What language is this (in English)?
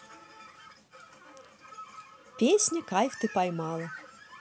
Russian